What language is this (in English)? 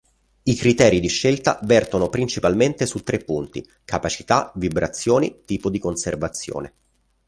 Italian